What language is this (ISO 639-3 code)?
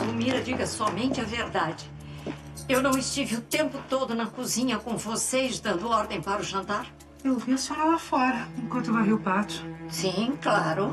por